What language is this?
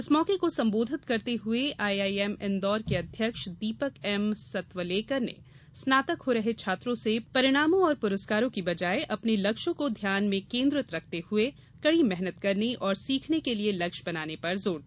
Hindi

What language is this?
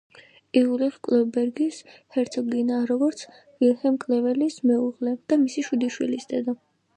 Georgian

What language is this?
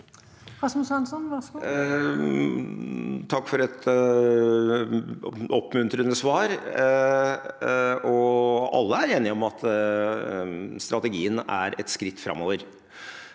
Norwegian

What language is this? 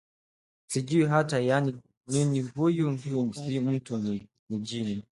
Swahili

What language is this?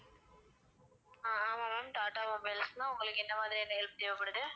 Tamil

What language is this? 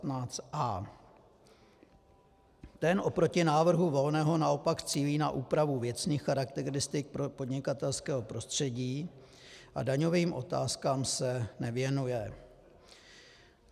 Czech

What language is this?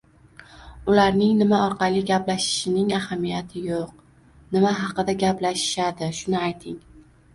Uzbek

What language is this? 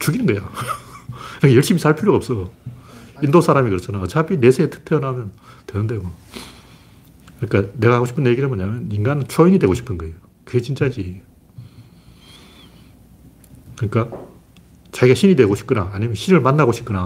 Korean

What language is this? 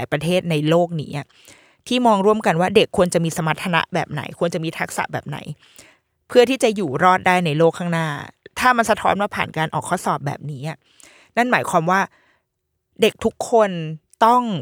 Thai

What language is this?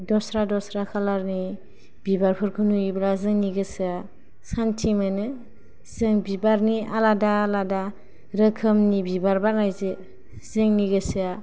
Bodo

